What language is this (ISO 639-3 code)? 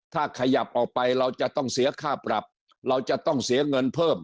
tha